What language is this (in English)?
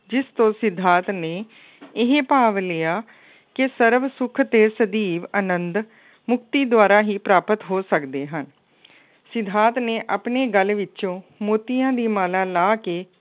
Punjabi